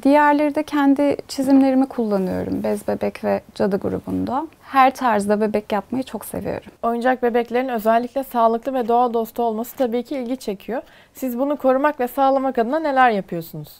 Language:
Turkish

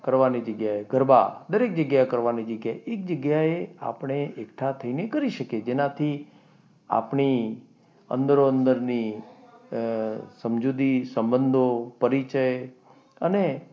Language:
Gujarati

